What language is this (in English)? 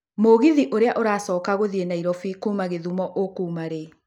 Kikuyu